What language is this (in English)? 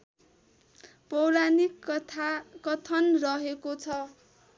Nepali